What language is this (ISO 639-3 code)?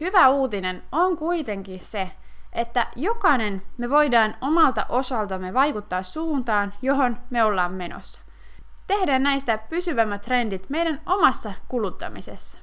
fin